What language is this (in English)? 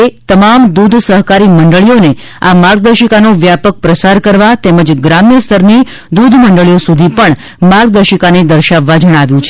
Gujarati